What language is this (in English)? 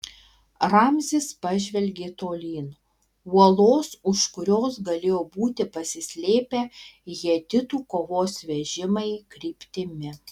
Lithuanian